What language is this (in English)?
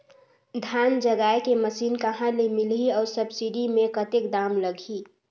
Chhattisgarhi